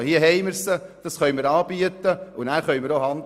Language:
Swiss German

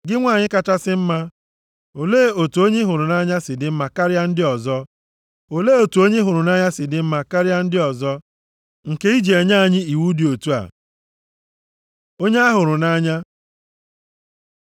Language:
Igbo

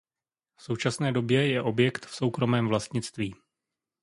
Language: Czech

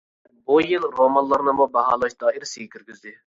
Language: Uyghur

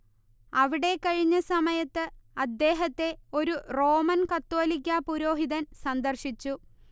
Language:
Malayalam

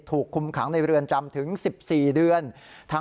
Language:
Thai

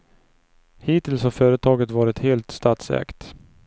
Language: Swedish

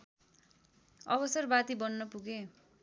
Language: Nepali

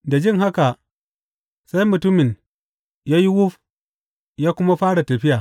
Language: Hausa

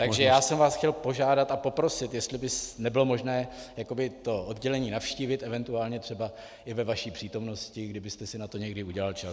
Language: Czech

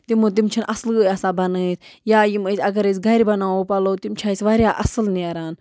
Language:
Kashmiri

